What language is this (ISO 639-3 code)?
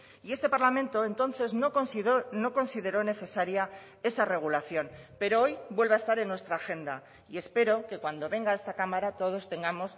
spa